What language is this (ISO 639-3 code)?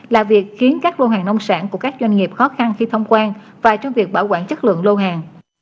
vie